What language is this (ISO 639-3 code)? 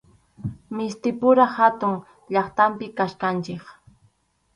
qxu